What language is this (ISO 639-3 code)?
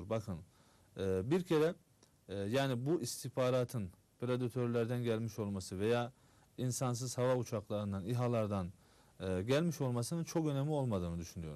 tur